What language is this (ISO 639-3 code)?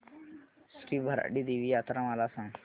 mar